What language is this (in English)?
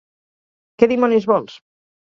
Catalan